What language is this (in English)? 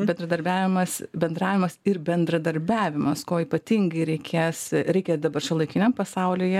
Lithuanian